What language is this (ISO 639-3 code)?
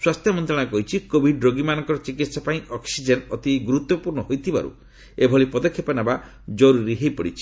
ori